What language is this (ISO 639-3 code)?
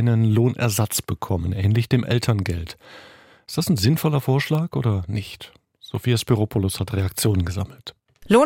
deu